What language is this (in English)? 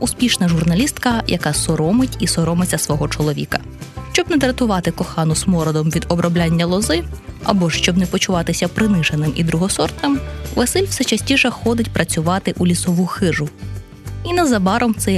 Ukrainian